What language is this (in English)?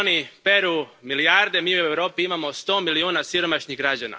Croatian